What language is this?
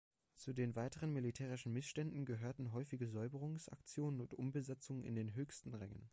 German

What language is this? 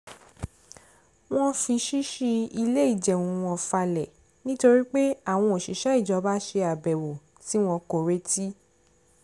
Yoruba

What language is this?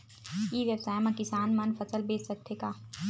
Chhattisgarhi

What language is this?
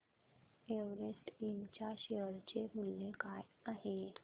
Marathi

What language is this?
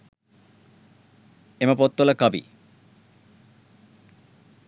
Sinhala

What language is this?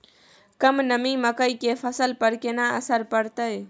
Maithili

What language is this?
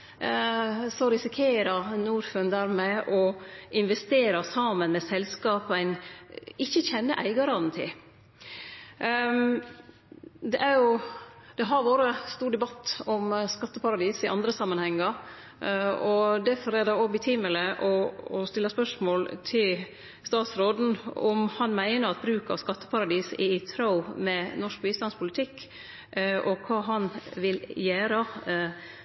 Norwegian Nynorsk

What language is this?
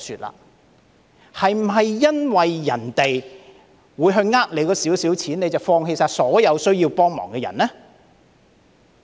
Cantonese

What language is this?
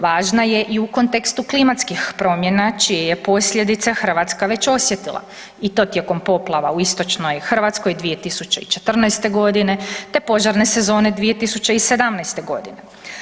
Croatian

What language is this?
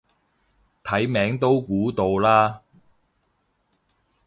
Cantonese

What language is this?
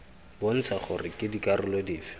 Tswana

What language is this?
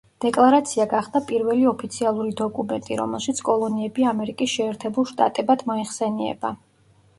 Georgian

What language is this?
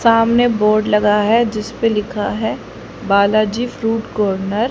Hindi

